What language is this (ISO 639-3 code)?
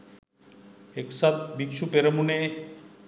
sin